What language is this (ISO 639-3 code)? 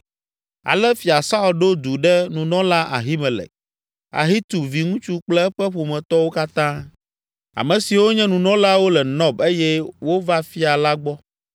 ewe